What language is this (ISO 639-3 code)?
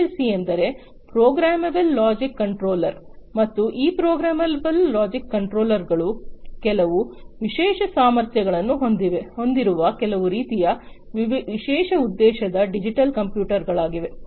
kan